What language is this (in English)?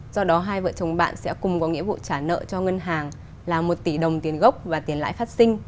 Vietnamese